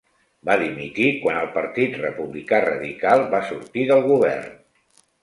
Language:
Catalan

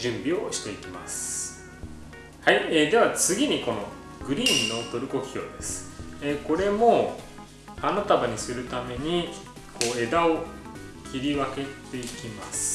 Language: Japanese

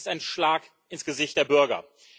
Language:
German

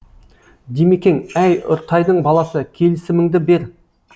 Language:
Kazakh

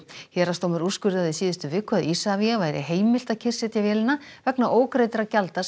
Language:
Icelandic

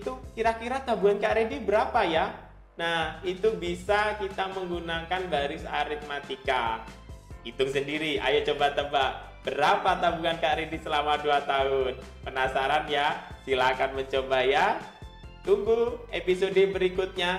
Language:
Indonesian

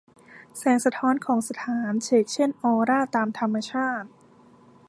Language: Thai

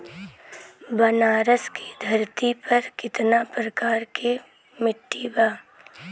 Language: Bhojpuri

